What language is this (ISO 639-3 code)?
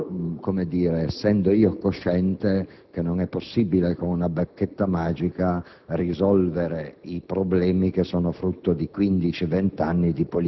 ita